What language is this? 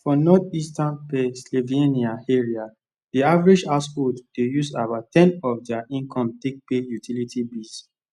Nigerian Pidgin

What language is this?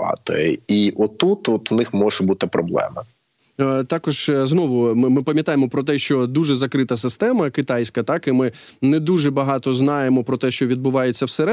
Ukrainian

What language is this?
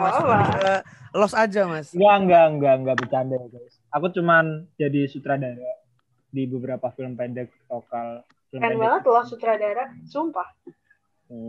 Indonesian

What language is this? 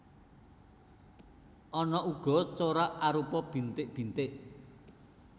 Javanese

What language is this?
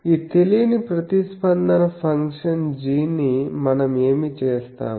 Telugu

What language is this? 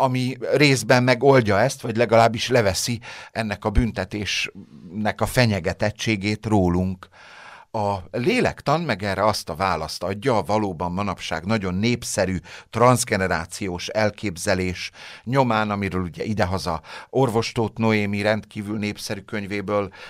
Hungarian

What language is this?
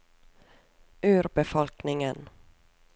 Norwegian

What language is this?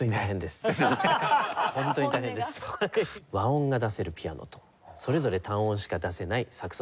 Japanese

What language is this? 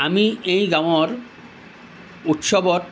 Assamese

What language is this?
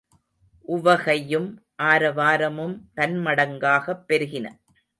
Tamil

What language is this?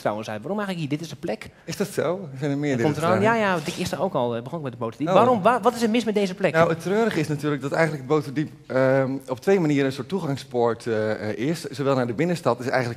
Dutch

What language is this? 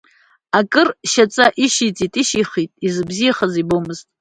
Abkhazian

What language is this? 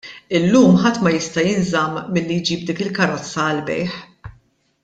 Maltese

